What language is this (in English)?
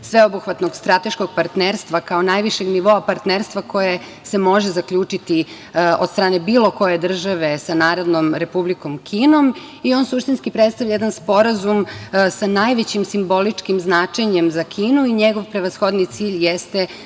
Serbian